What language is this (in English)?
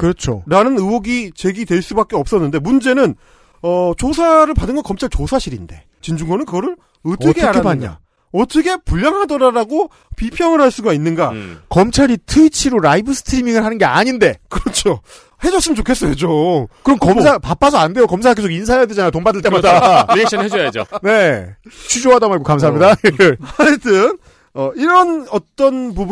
Korean